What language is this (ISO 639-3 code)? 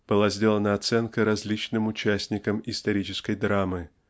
rus